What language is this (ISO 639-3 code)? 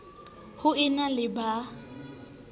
sot